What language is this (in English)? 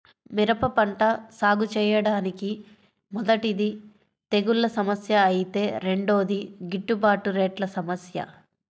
Telugu